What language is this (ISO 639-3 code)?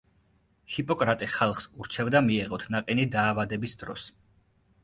kat